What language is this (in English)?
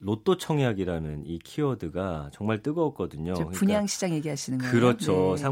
Korean